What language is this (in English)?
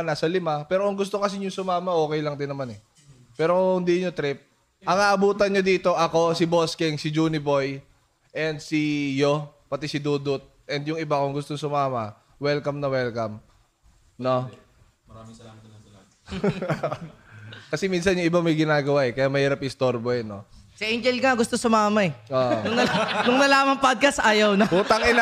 Filipino